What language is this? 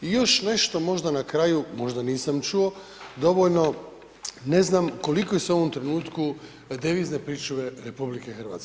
Croatian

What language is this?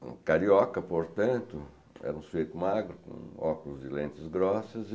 Portuguese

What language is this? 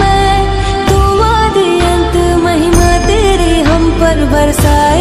Hindi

